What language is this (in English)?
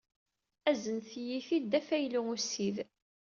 Kabyle